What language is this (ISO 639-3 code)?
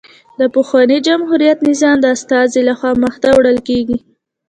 pus